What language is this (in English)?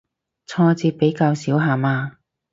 Cantonese